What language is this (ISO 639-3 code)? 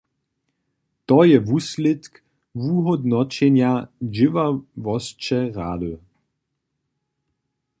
hsb